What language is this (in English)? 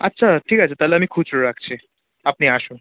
Bangla